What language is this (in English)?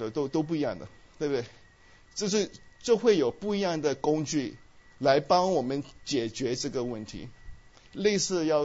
Chinese